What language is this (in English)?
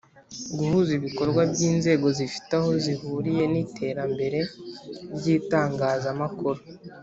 Kinyarwanda